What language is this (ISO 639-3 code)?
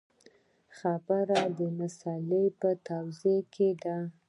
pus